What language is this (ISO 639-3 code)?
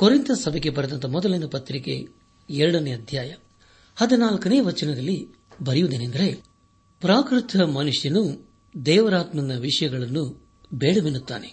kan